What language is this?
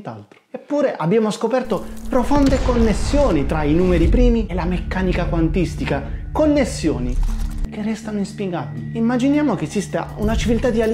Italian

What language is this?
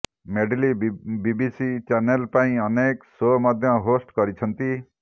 Odia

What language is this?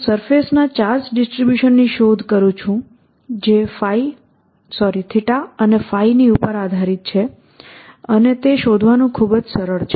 Gujarati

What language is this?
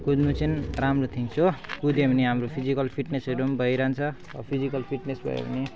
Nepali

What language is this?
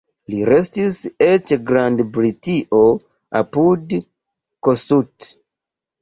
Esperanto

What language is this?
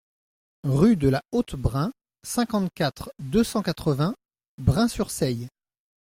French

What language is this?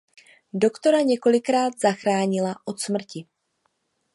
Czech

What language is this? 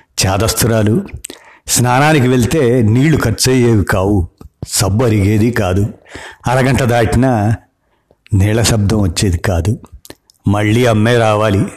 Telugu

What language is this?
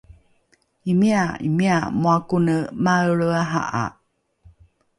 Rukai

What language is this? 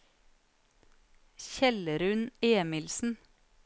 Norwegian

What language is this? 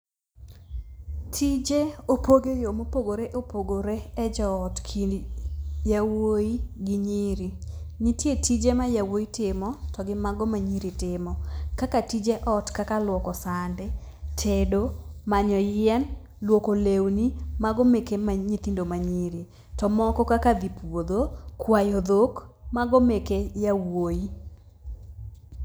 Luo (Kenya and Tanzania)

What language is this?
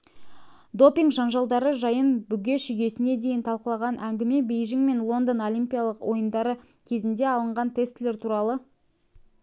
Kazakh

